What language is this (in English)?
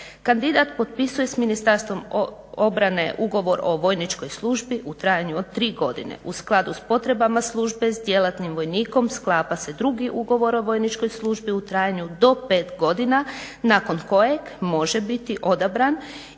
Croatian